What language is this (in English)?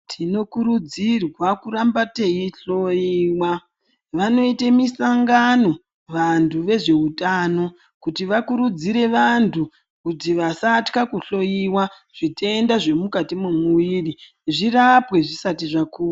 Ndau